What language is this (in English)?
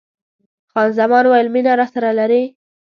Pashto